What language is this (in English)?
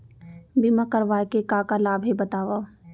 Chhattisgarhi